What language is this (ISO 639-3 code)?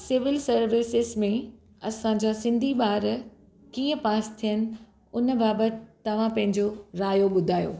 snd